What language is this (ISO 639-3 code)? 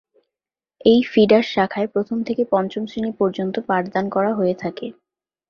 ben